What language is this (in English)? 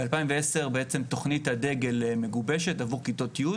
Hebrew